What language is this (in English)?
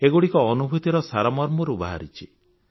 Odia